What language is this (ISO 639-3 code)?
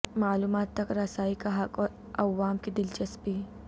urd